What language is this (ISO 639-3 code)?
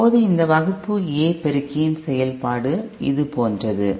tam